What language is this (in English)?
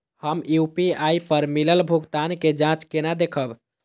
Maithili